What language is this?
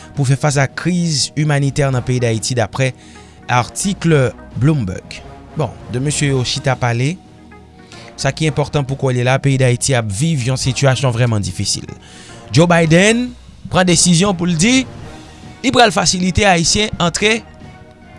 French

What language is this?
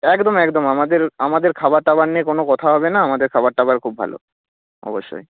Bangla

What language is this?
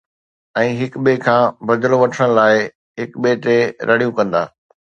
Sindhi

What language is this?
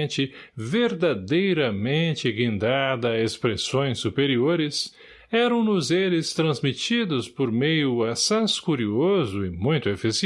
Portuguese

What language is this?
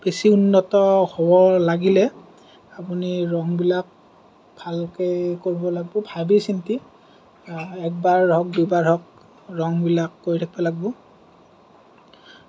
Assamese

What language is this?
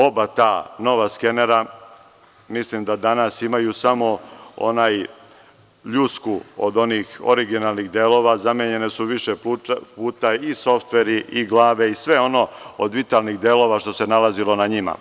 Serbian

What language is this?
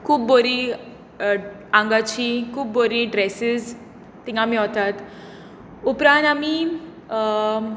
Konkani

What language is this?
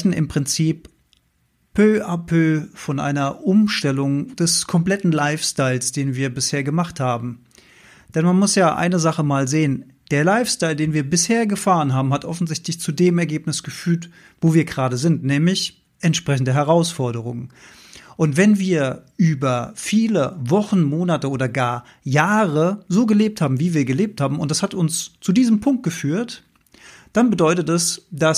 German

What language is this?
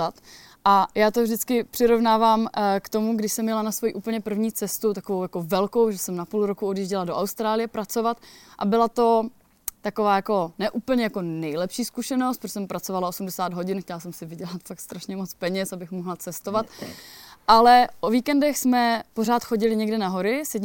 Czech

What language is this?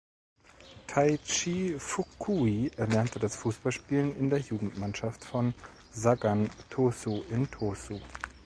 German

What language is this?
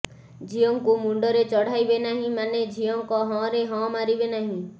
Odia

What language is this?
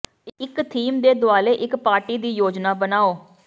Punjabi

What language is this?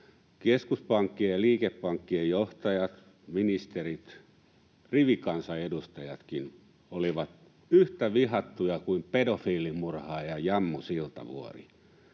Finnish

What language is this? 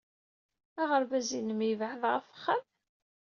Kabyle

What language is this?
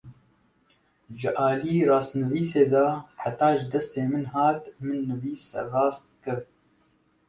Kurdish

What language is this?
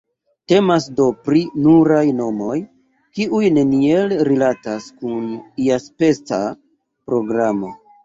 Esperanto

